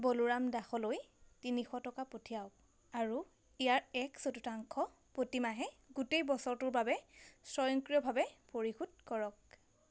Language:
Assamese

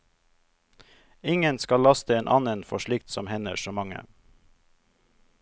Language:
Norwegian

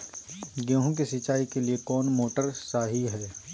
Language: Magahi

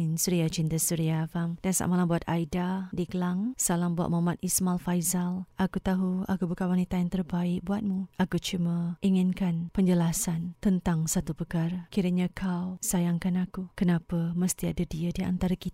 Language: Malay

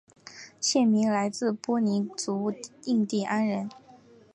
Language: Chinese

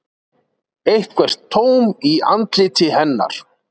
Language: Icelandic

